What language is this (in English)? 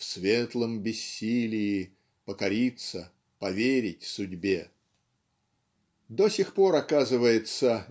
Russian